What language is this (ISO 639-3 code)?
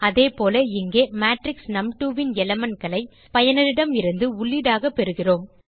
tam